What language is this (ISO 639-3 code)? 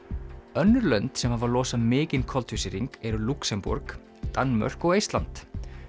isl